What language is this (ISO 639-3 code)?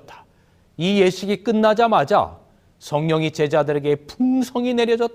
kor